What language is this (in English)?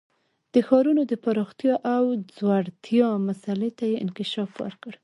Pashto